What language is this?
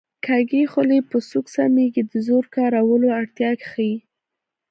Pashto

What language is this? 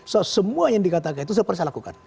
Indonesian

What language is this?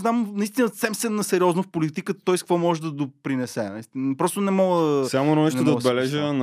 Bulgarian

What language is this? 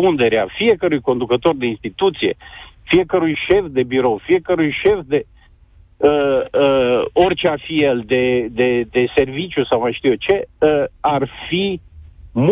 Romanian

